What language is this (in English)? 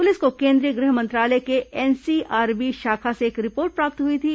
Hindi